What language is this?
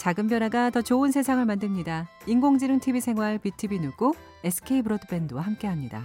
Korean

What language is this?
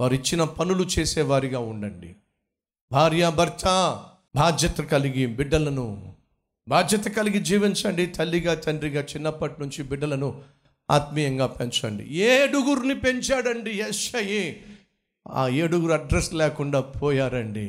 Telugu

